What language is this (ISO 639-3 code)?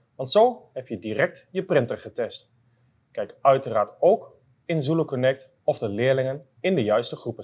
nld